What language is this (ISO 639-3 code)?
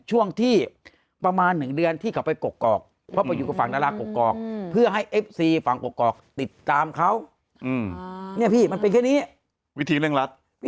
tha